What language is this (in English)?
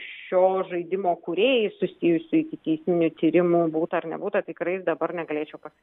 Lithuanian